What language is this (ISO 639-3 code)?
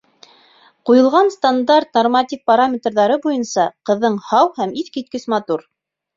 bak